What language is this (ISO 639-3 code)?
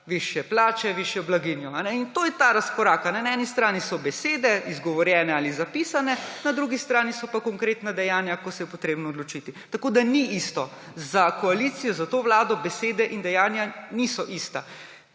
slv